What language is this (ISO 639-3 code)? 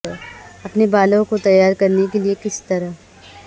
urd